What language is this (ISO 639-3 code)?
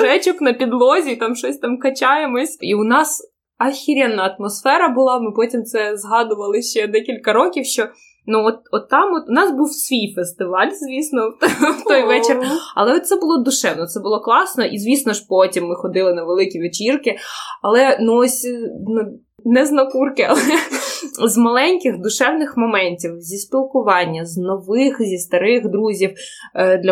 ukr